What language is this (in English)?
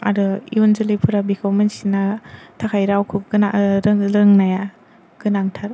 Bodo